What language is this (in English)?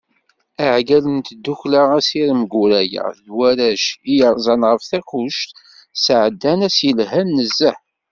Kabyle